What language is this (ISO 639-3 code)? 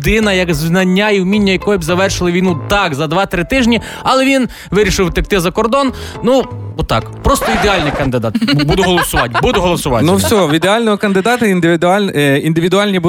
ukr